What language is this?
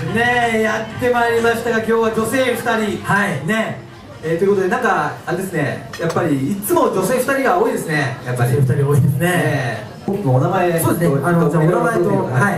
Japanese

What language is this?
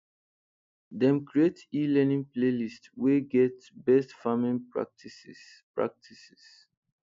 Nigerian Pidgin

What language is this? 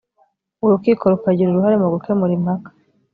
Kinyarwanda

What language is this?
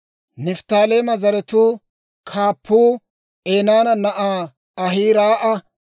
Dawro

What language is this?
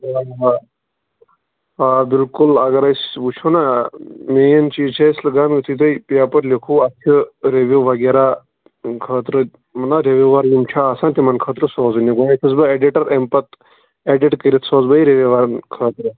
Kashmiri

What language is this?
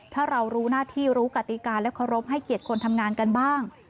Thai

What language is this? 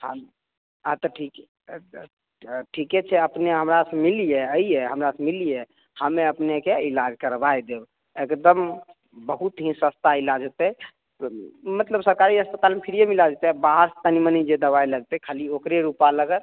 Maithili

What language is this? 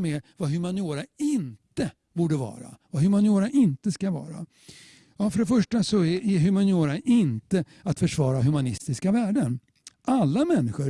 Swedish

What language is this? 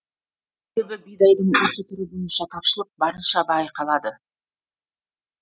Kazakh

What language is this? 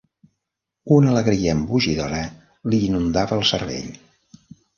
Catalan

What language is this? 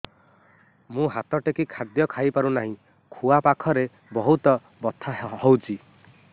Odia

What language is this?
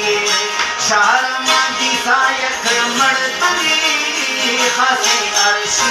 Arabic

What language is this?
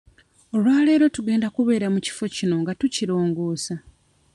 Ganda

